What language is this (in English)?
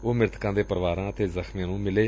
Punjabi